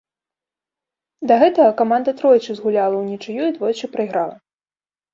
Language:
Belarusian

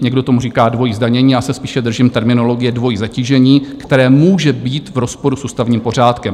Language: Czech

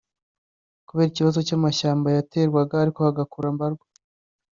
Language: Kinyarwanda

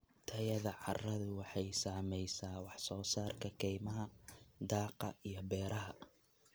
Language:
Somali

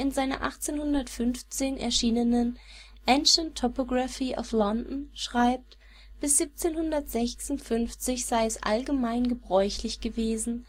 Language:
German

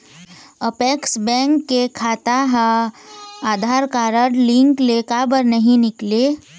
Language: Chhattisgarhi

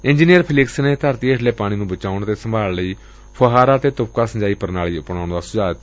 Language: Punjabi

